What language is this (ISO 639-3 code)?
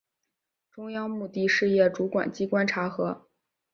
zho